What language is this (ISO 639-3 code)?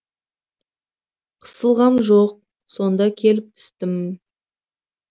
kaz